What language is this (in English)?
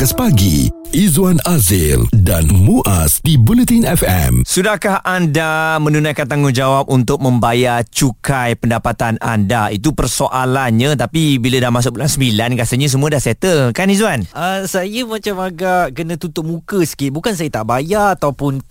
Malay